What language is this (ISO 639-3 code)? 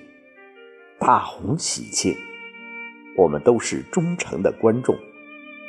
zho